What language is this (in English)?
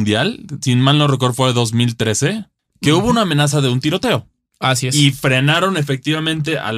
Spanish